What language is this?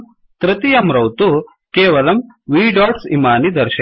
Sanskrit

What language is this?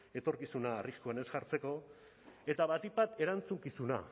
Basque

